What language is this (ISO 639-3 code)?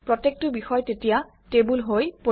asm